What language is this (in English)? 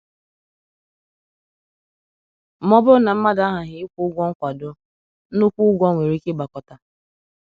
Igbo